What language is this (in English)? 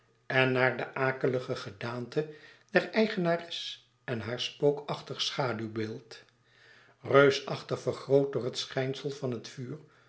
Dutch